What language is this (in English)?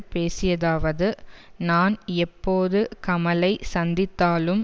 Tamil